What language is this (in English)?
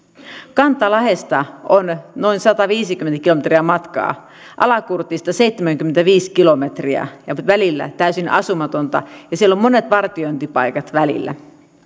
Finnish